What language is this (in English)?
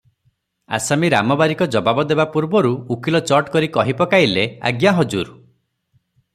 Odia